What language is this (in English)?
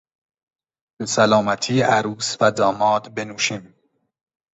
Persian